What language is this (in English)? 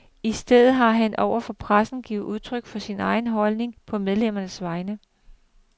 Danish